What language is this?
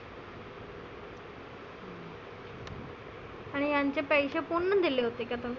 Marathi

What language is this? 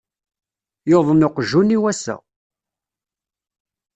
Kabyle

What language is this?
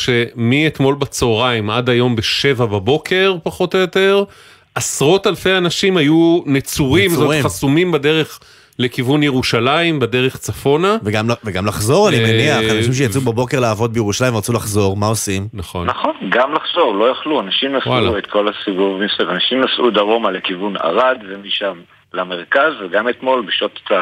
Hebrew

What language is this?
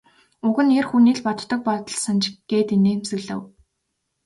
Mongolian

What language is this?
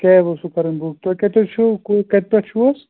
Kashmiri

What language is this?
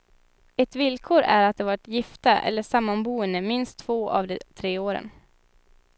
Swedish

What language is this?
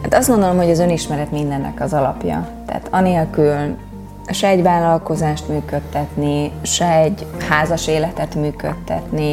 Hungarian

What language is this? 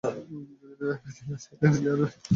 Bangla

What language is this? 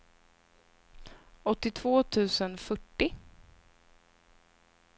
Swedish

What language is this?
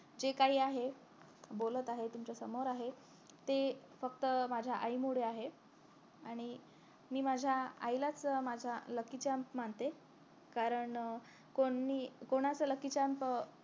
Marathi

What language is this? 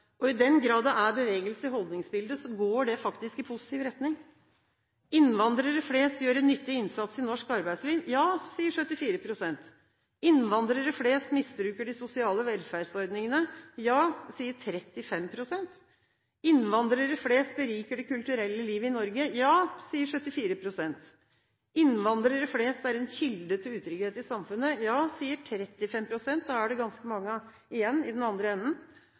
Norwegian Bokmål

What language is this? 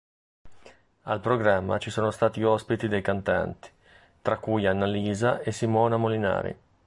Italian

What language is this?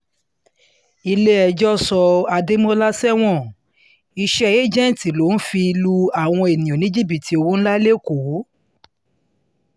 Yoruba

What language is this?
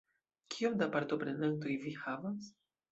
Esperanto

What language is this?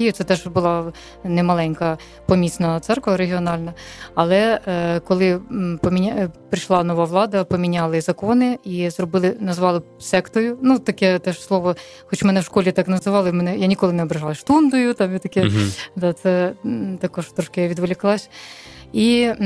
Ukrainian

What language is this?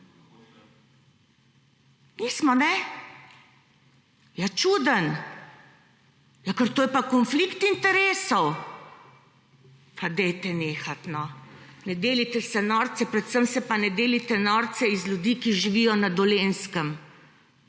Slovenian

